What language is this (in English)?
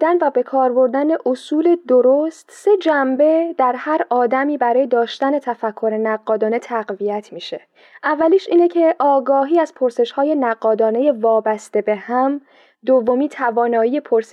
Persian